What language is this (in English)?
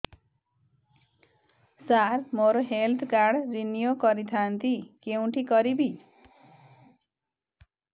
Odia